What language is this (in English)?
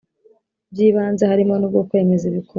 Kinyarwanda